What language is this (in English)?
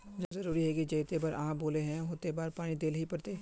Magahi